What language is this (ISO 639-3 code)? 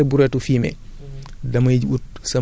wol